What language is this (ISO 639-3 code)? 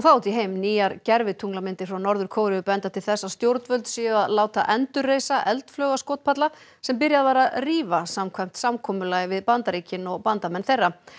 isl